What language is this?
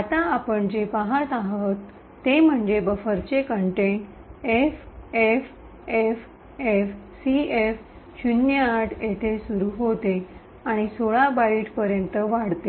Marathi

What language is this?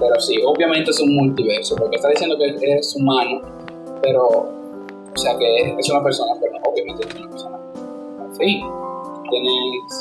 Spanish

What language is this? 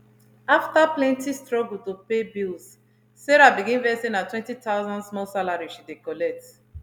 Nigerian Pidgin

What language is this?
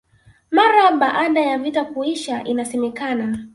Swahili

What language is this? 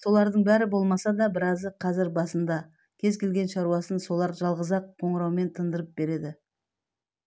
Kazakh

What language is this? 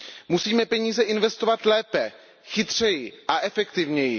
Czech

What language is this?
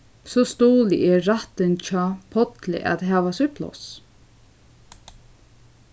Faroese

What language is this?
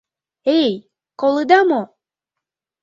Mari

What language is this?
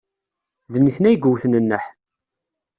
Kabyle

